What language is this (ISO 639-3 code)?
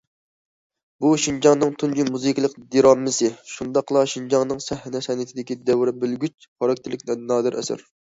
uig